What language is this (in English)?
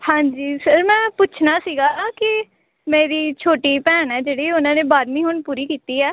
Punjabi